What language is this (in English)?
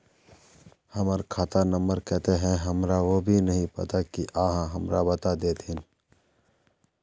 Magahi